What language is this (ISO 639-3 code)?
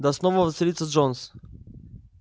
rus